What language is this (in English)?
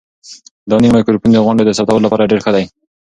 Pashto